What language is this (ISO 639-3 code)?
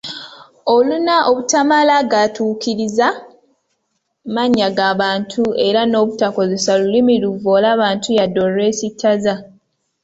lug